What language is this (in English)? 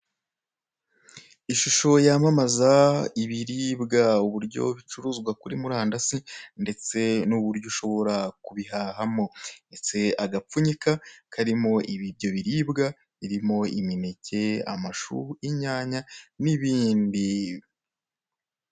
Kinyarwanda